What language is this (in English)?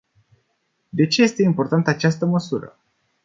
Romanian